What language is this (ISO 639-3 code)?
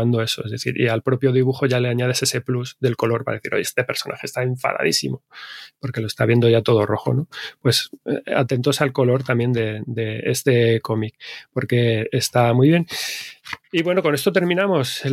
spa